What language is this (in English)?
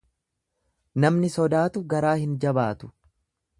Oromo